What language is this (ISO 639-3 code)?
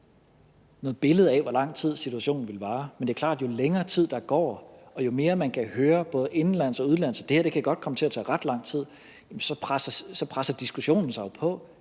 dan